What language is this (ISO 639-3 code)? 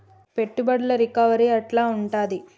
tel